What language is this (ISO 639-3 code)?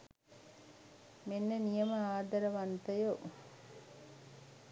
sin